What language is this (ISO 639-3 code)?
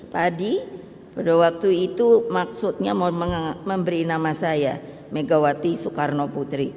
ind